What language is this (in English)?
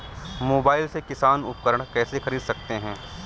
Hindi